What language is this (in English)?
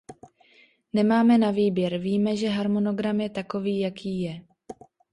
Czech